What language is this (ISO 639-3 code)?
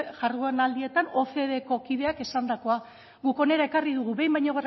eus